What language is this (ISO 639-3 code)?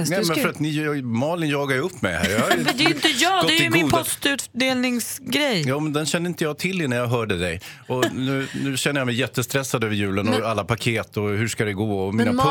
swe